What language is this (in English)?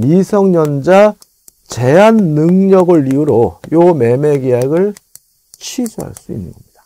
Korean